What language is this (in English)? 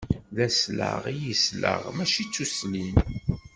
Kabyle